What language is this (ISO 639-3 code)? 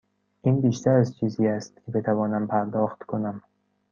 fas